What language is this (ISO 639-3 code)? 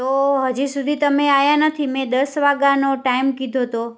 guj